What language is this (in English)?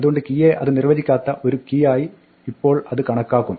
Malayalam